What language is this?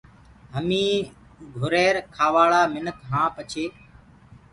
Gurgula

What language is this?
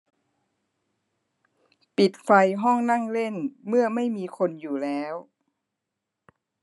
Thai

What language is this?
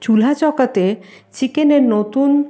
Bangla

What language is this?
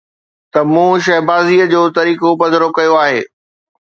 Sindhi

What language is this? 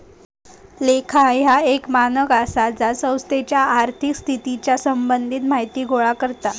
Marathi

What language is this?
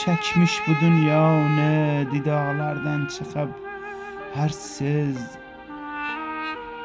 Persian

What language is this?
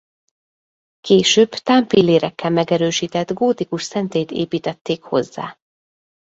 Hungarian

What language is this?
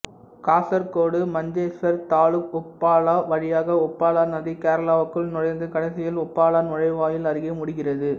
Tamil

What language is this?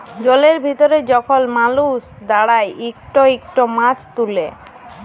Bangla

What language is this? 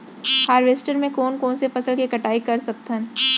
Chhattisgarhi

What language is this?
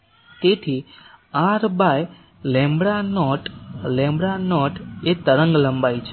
Gujarati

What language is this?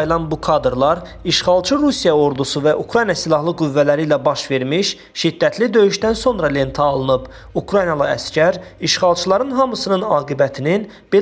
Turkish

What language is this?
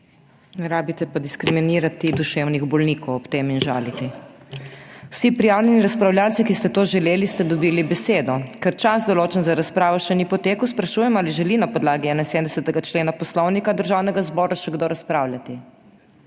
Slovenian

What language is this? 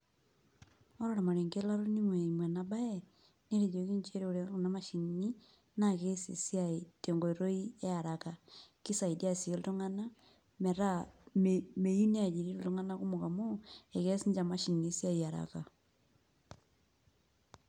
Masai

